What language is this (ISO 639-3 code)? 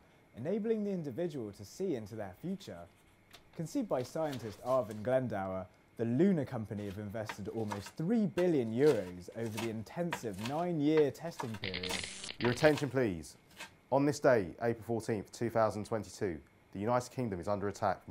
eng